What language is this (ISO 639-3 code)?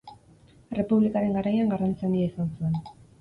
eus